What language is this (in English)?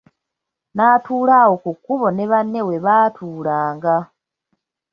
Ganda